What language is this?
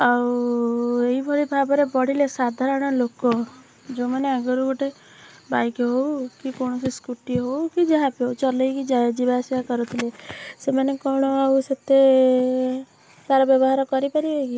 Odia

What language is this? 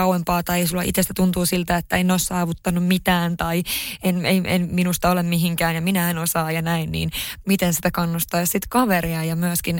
Finnish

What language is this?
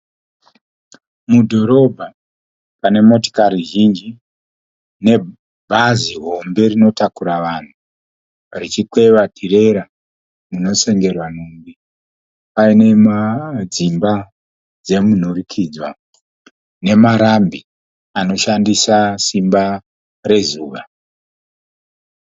Shona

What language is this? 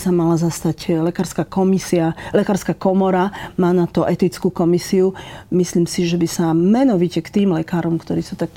Slovak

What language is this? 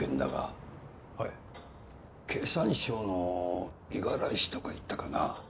Japanese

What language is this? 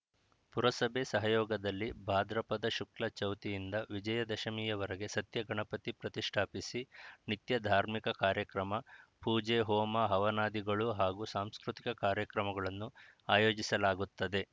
Kannada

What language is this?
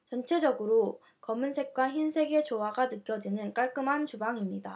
Korean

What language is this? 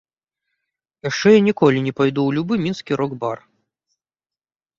Belarusian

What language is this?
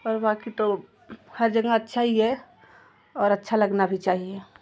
Hindi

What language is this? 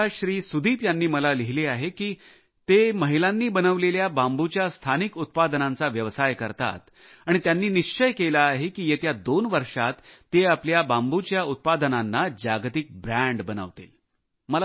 Marathi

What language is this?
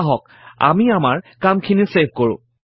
Assamese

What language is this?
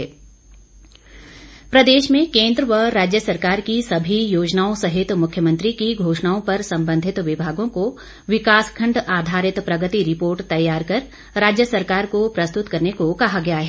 Hindi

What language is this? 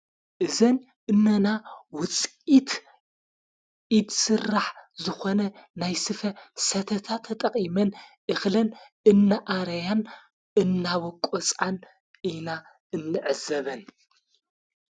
Tigrinya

